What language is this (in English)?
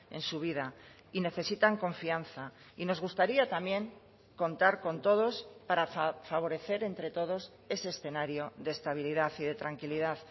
Spanish